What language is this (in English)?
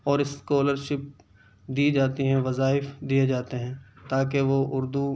Urdu